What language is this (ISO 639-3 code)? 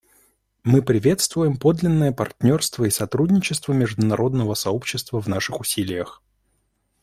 rus